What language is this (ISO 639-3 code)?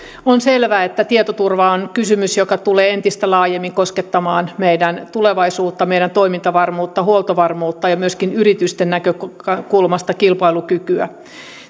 fin